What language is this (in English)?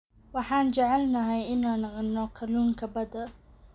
Somali